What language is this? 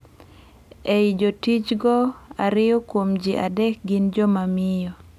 Luo (Kenya and Tanzania)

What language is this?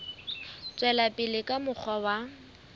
Southern Sotho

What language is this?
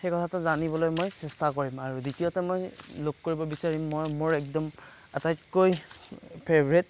Assamese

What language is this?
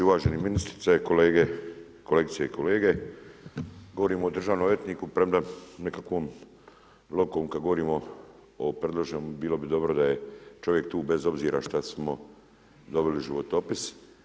Croatian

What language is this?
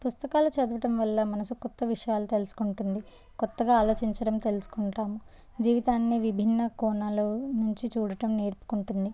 Telugu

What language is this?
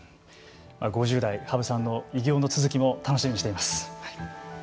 Japanese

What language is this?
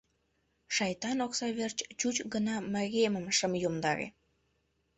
Mari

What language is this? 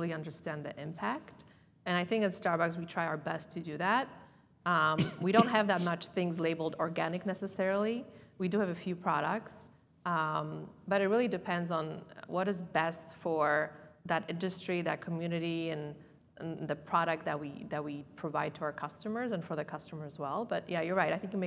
English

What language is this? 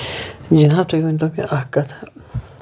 Kashmiri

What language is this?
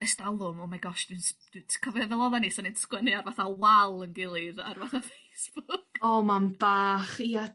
Welsh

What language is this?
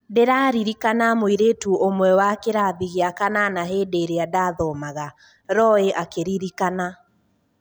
Kikuyu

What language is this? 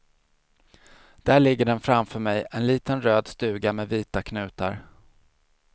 Swedish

